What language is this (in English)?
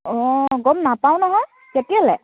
Assamese